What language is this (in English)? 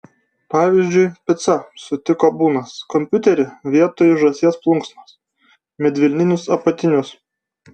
Lithuanian